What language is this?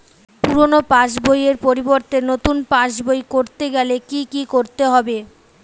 Bangla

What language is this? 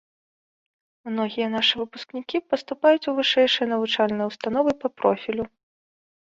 Belarusian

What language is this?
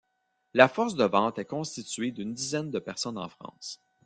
French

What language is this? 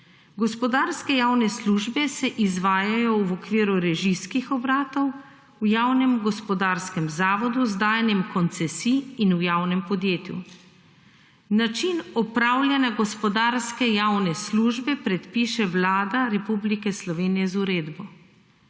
Slovenian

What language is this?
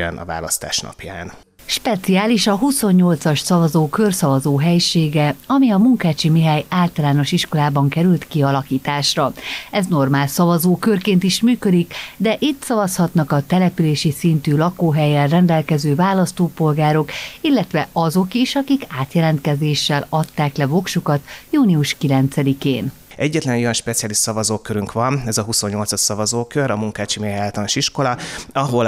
Hungarian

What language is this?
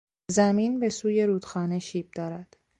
Persian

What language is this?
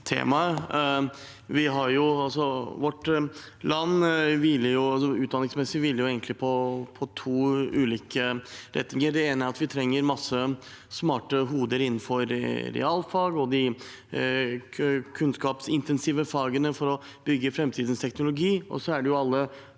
Norwegian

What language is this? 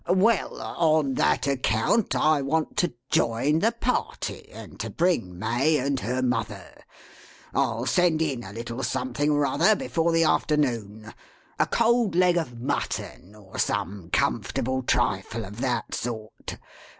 English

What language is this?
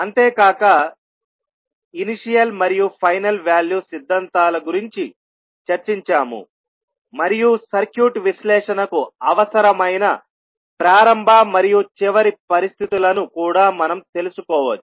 Telugu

